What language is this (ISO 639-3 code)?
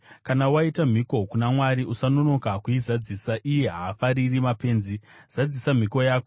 sna